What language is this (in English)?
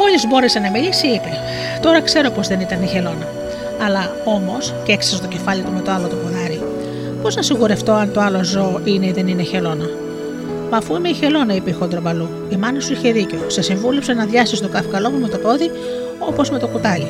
Greek